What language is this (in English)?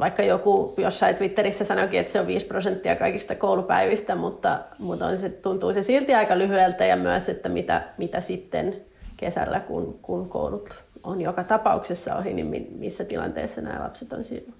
Finnish